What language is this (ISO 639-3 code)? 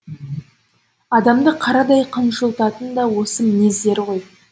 kaz